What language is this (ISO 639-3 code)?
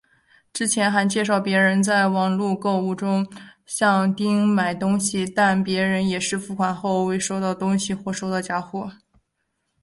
zho